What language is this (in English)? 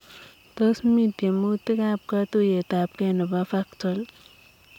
Kalenjin